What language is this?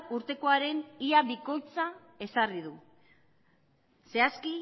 Basque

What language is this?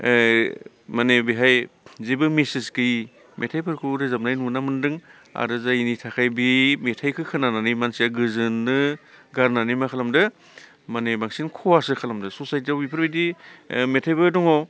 Bodo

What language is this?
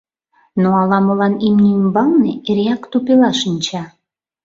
Mari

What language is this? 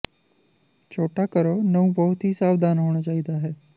Punjabi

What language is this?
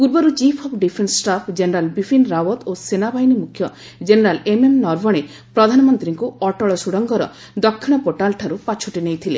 Odia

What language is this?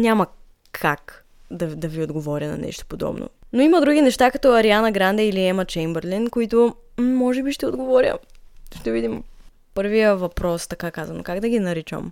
Bulgarian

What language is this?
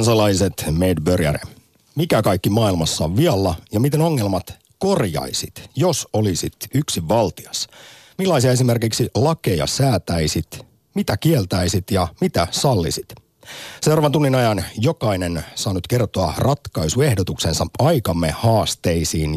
Finnish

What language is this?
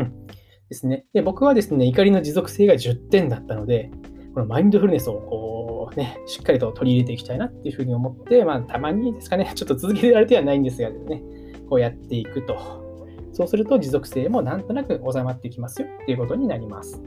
Japanese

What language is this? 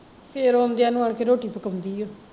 Punjabi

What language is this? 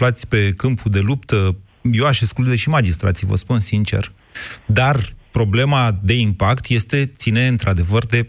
Romanian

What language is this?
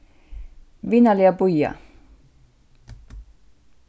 Faroese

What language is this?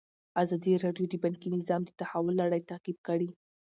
Pashto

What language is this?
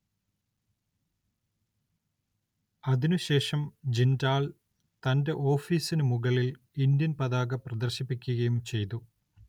Malayalam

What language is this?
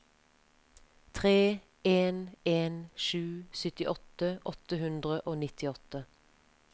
Norwegian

